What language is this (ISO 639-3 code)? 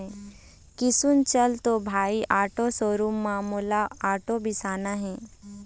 hne